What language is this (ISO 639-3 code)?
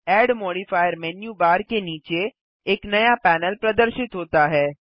hin